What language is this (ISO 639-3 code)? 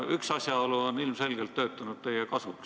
est